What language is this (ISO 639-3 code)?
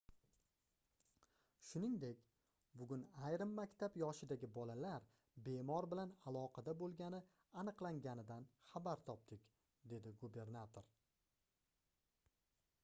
uzb